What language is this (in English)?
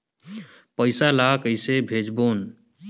Chhattisgarhi